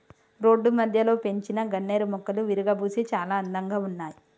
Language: Telugu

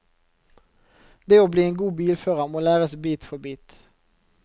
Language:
Norwegian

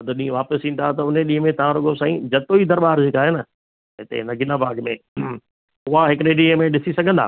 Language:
Sindhi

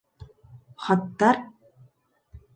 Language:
Bashkir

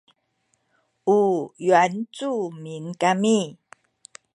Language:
Sakizaya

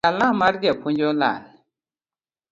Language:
Luo (Kenya and Tanzania)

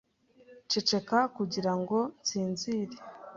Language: Kinyarwanda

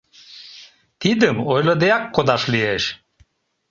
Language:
Mari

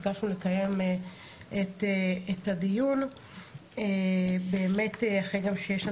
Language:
Hebrew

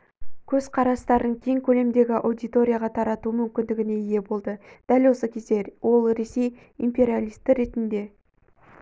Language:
Kazakh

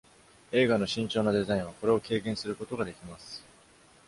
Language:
Japanese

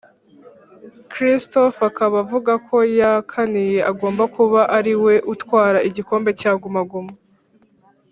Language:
Kinyarwanda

